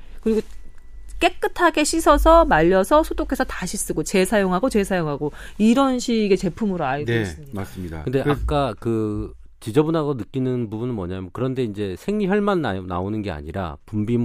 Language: Korean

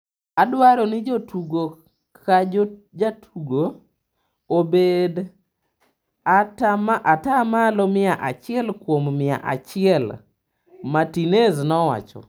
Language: Luo (Kenya and Tanzania)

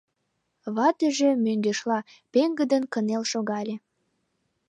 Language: Mari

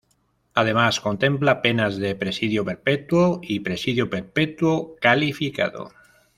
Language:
Spanish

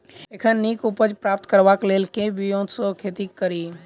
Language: Maithili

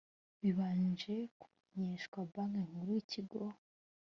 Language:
Kinyarwanda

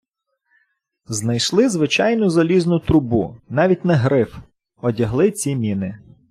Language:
Ukrainian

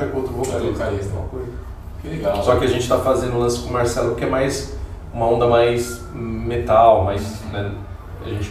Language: Portuguese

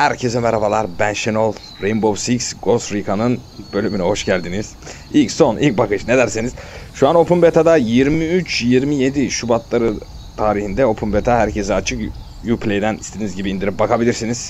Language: Turkish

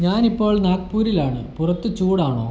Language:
Malayalam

